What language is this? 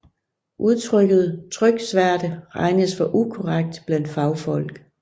Danish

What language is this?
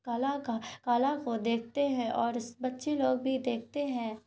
Urdu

